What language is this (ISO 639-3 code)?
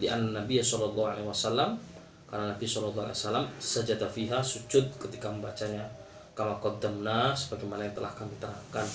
msa